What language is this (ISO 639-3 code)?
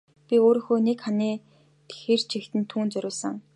mon